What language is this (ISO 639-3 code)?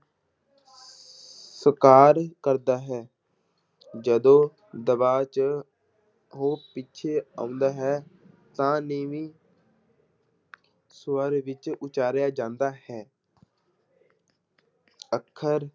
pan